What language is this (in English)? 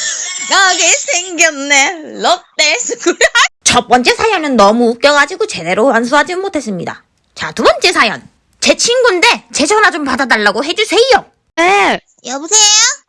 Korean